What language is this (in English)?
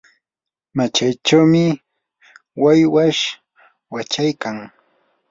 Yanahuanca Pasco Quechua